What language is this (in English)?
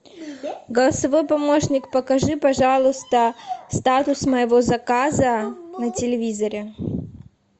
Russian